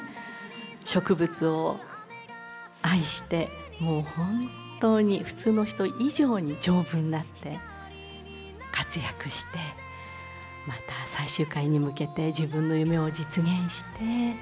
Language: Japanese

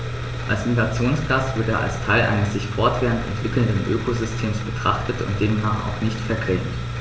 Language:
German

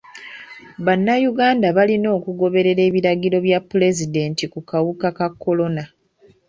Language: Ganda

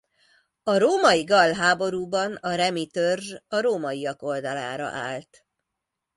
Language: Hungarian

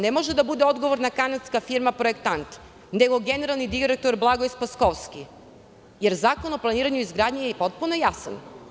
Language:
Serbian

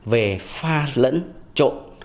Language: Vietnamese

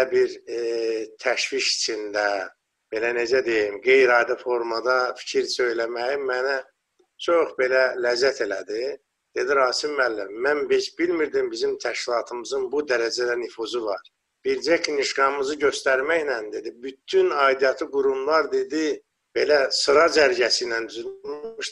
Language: Turkish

